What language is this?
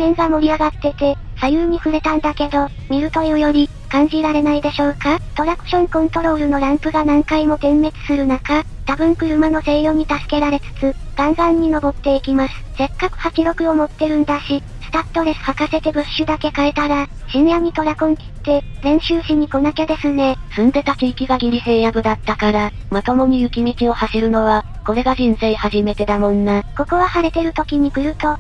Japanese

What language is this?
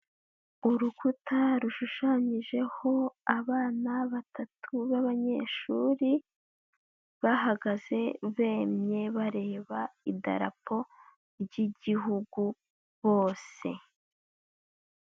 Kinyarwanda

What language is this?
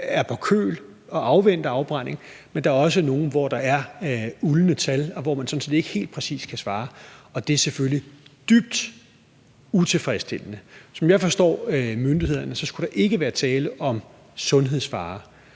Danish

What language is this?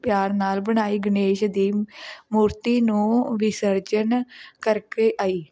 Punjabi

